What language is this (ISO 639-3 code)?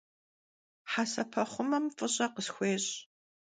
kbd